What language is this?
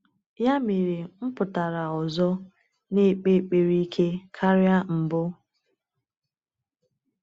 Igbo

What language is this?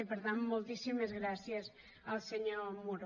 Catalan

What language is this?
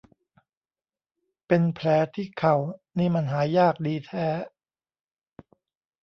Thai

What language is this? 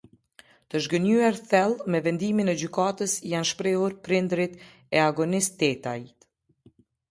Albanian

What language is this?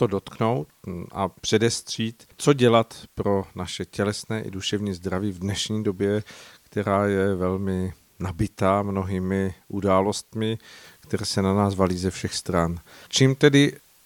Czech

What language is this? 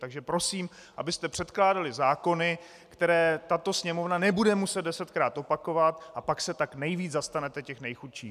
Czech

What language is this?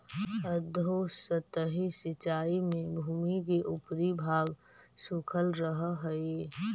Magahi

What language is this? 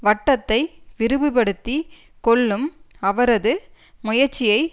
Tamil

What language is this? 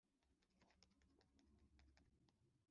Kinyarwanda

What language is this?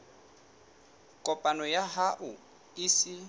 Southern Sotho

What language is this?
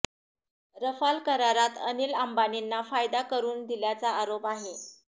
Marathi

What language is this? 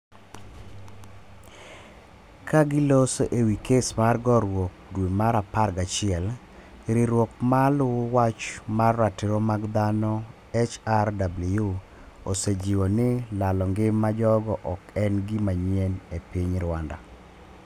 Luo (Kenya and Tanzania)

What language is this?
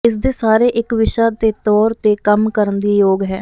Punjabi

